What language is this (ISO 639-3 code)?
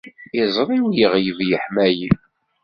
kab